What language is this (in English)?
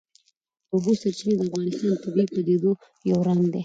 Pashto